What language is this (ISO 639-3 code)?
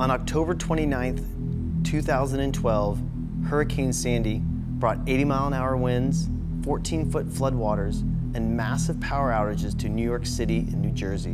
eng